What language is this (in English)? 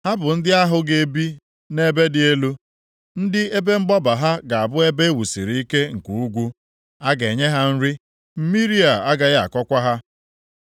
Igbo